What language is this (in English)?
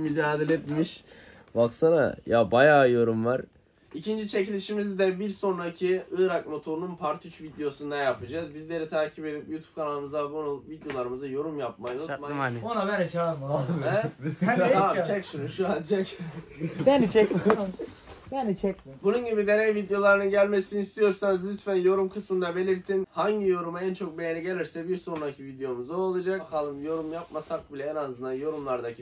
Turkish